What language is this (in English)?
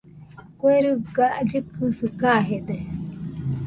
Nüpode Huitoto